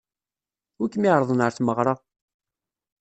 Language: Kabyle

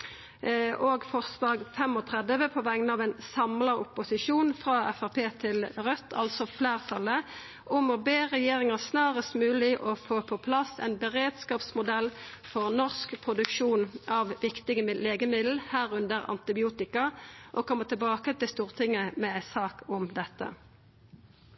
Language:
Norwegian Nynorsk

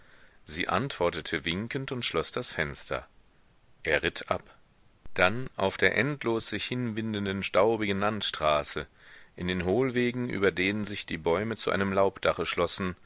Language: German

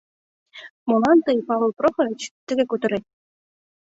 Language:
Mari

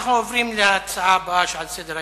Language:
Hebrew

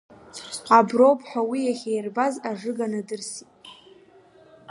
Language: Abkhazian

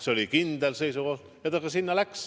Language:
Estonian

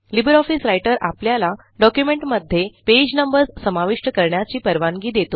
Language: Marathi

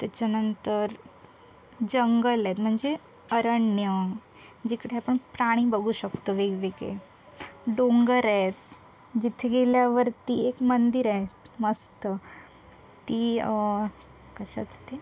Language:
Marathi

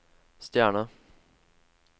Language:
Norwegian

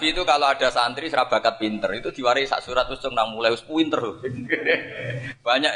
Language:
Indonesian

